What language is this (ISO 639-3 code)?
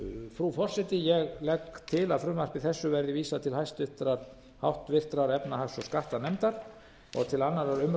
isl